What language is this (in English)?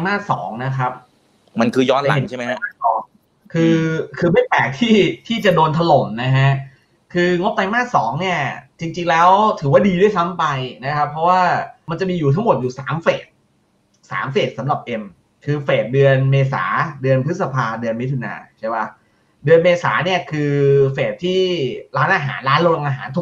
Thai